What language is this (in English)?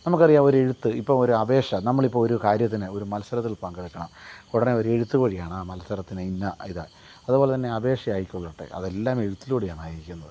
Malayalam